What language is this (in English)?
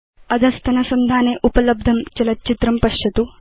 Sanskrit